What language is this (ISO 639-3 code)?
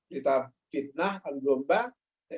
ind